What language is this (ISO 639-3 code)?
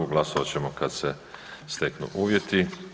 hrv